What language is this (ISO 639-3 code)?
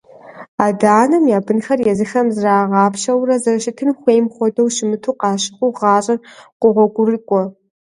kbd